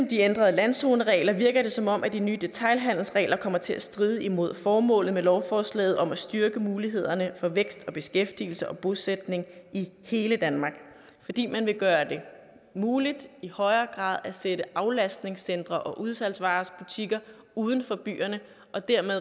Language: Danish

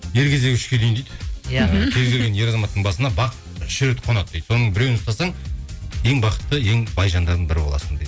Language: Kazakh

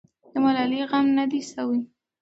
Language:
Pashto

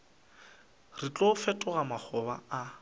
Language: Northern Sotho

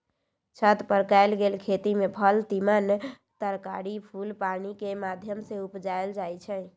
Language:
Magahi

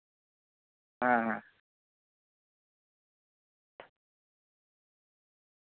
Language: Santali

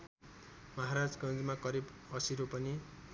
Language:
Nepali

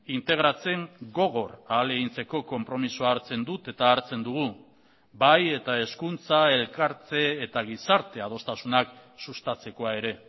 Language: Basque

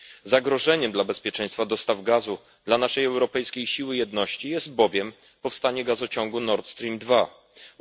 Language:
Polish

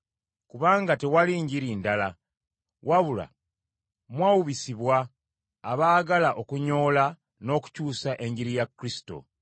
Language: Ganda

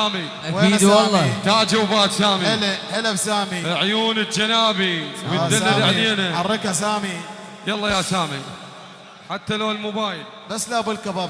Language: Arabic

